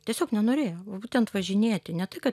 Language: Lithuanian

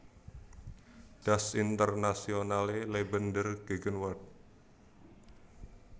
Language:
Javanese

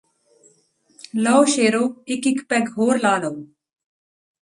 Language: Punjabi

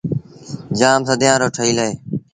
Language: Sindhi Bhil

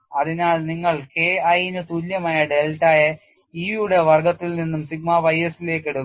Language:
Malayalam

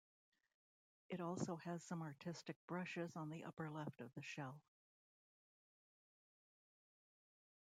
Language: English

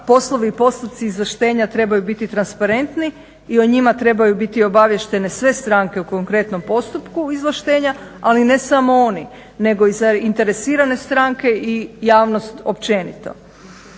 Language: Croatian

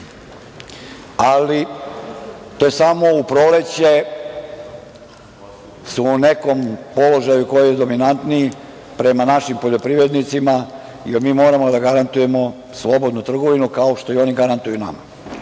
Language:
Serbian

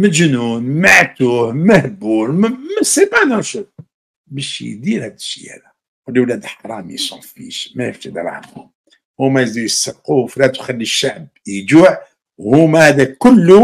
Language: Arabic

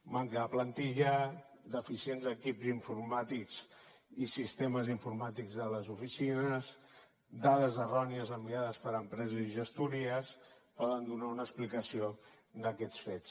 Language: Catalan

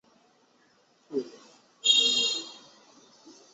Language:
Chinese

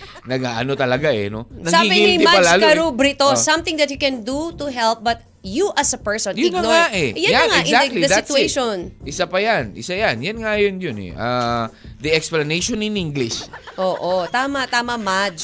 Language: Filipino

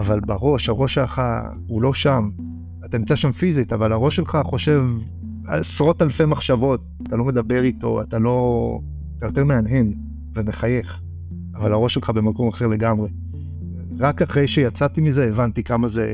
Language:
Hebrew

